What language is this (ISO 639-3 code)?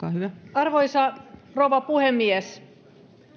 fin